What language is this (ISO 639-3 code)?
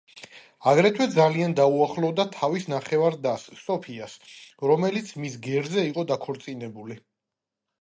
kat